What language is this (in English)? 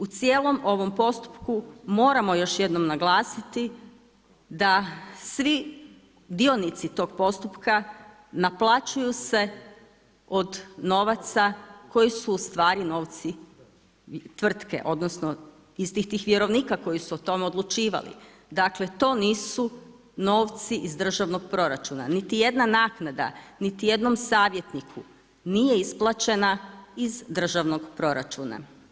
Croatian